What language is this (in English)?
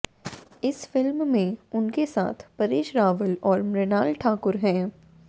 Hindi